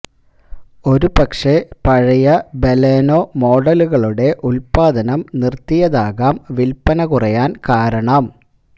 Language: Malayalam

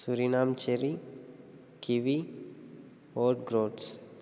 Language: Telugu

